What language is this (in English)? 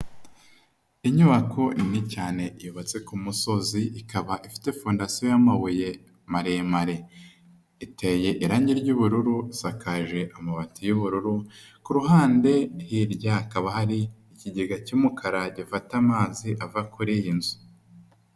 Kinyarwanda